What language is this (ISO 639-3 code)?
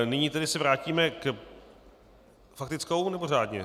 ces